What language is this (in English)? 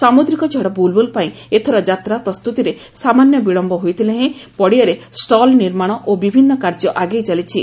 Odia